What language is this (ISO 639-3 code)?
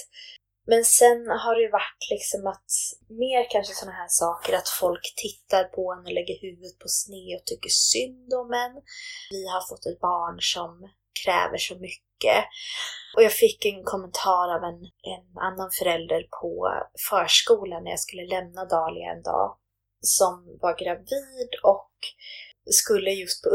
swe